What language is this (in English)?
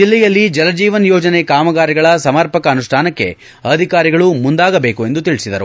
Kannada